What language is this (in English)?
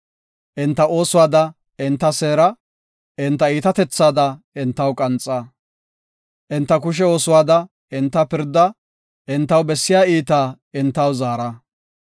Gofa